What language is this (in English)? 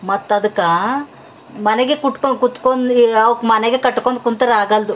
Kannada